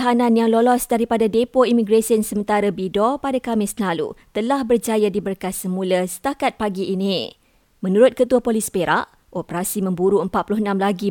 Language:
Malay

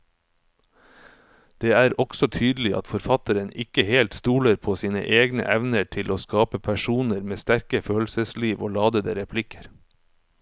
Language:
Norwegian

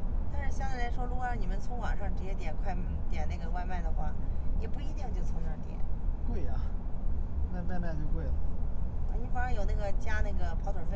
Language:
Chinese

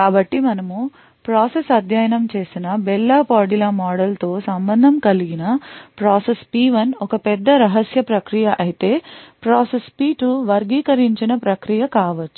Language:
Telugu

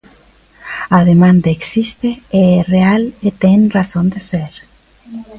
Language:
Galician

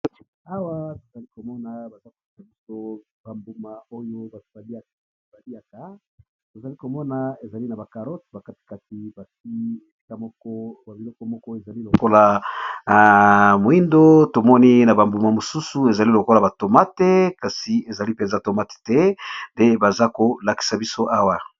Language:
Lingala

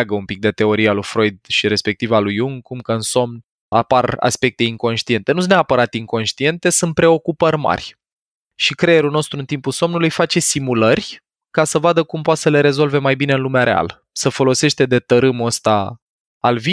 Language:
Romanian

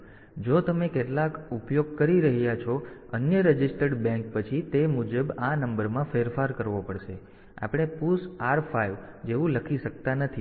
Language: Gujarati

